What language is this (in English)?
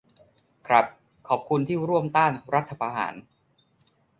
Thai